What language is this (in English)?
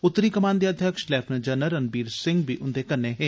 Dogri